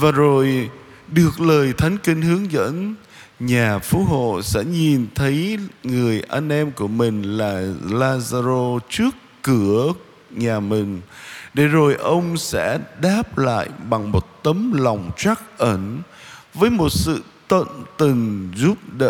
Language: Vietnamese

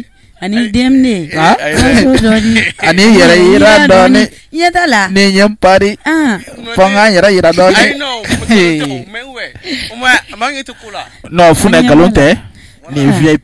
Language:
French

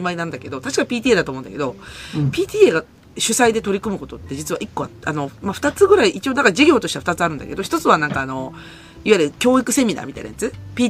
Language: Japanese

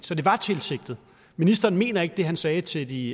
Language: Danish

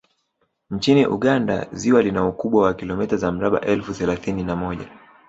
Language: Swahili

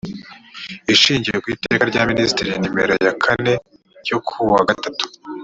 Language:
Kinyarwanda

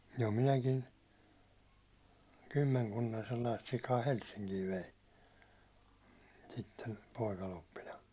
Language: Finnish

